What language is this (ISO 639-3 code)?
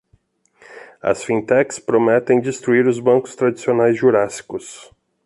por